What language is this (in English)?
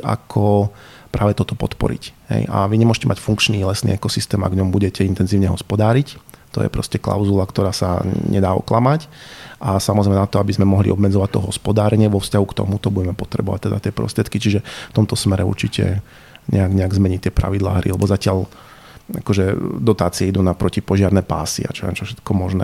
Slovak